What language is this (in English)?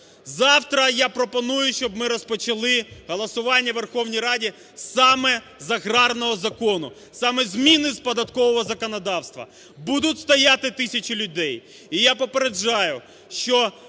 Ukrainian